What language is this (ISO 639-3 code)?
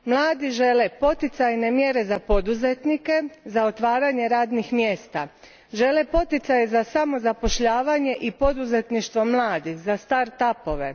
hrv